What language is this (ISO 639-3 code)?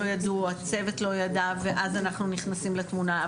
heb